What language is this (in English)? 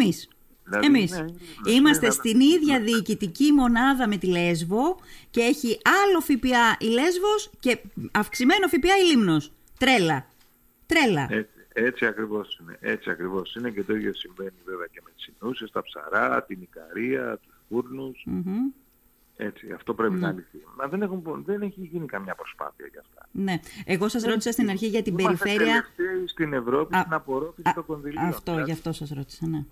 Greek